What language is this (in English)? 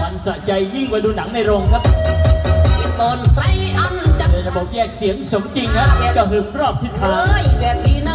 Thai